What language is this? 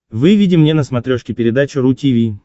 Russian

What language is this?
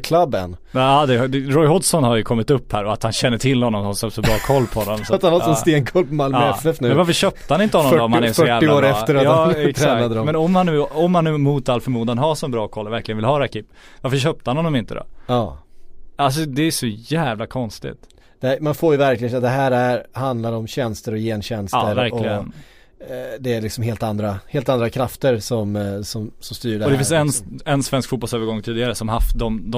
Swedish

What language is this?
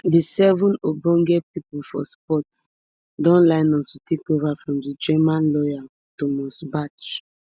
Nigerian Pidgin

